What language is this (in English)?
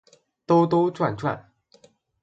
Chinese